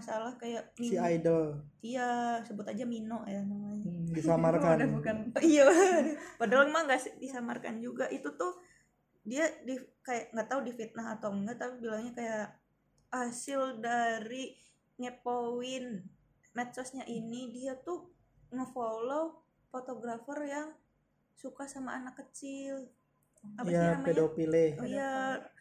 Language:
Indonesian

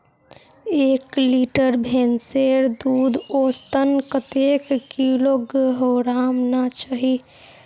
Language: Magahi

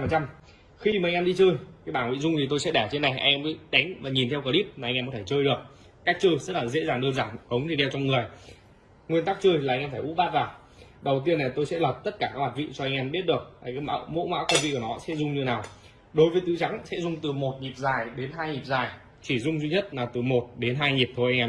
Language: Vietnamese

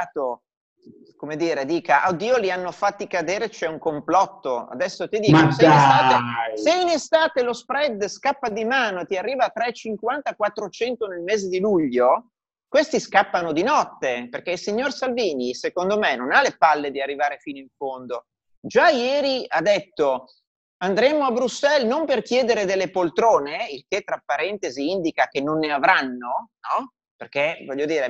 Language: Italian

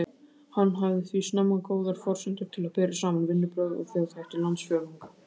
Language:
Icelandic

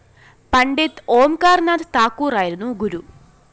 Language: Malayalam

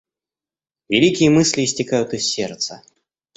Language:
Russian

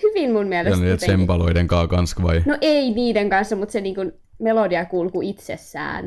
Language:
Finnish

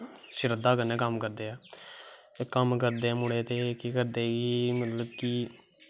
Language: Dogri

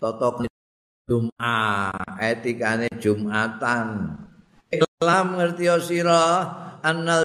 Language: Indonesian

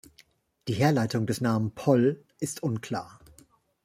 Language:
German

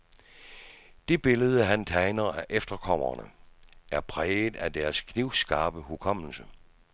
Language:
Danish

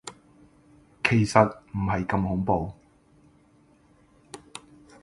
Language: Cantonese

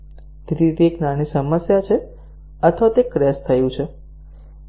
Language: Gujarati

